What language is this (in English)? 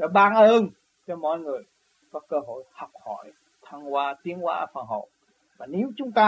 Vietnamese